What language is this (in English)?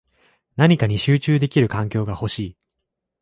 Japanese